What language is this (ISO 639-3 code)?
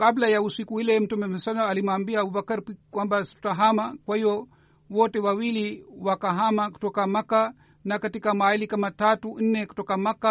swa